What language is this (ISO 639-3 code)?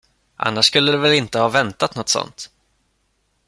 swe